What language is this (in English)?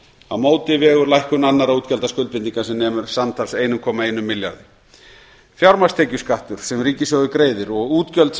Icelandic